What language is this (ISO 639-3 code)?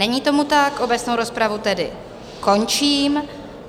ces